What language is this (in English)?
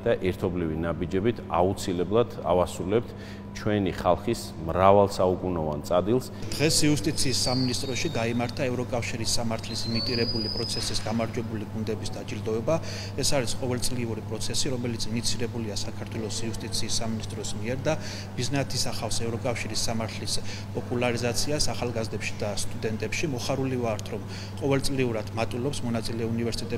Romanian